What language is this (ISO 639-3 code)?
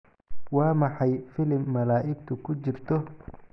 som